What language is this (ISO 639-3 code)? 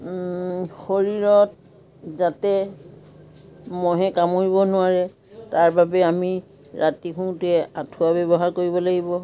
asm